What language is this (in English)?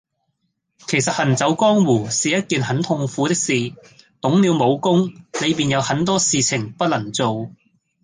Cantonese